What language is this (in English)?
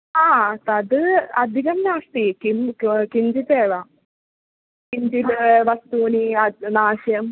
Sanskrit